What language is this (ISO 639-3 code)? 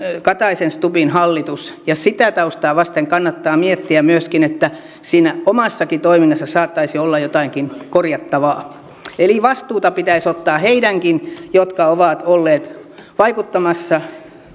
fin